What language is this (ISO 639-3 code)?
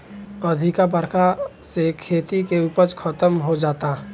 bho